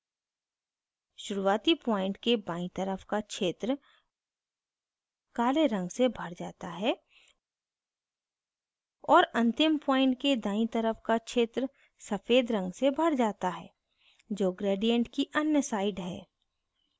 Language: Hindi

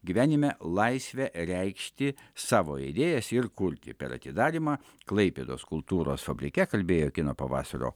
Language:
Lithuanian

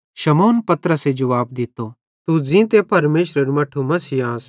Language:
Bhadrawahi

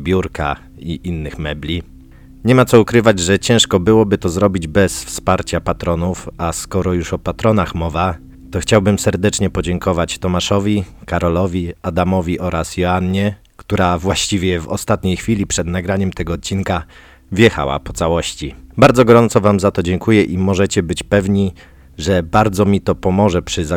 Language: Polish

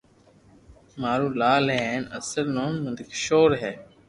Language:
Loarki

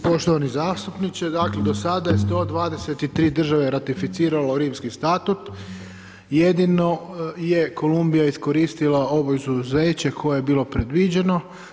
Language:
Croatian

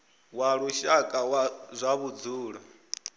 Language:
Venda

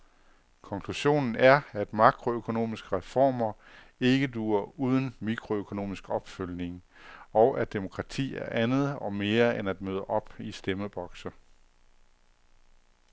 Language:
Danish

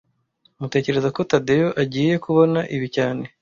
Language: Kinyarwanda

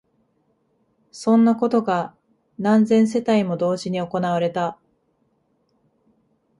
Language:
Japanese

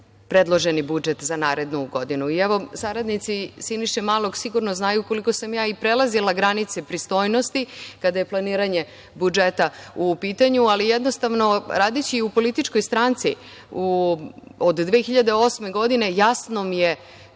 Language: Serbian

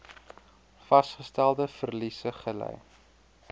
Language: Afrikaans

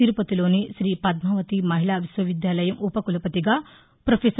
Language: Telugu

